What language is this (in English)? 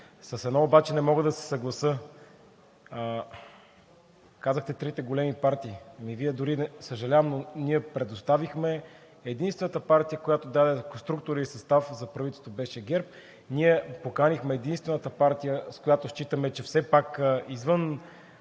Bulgarian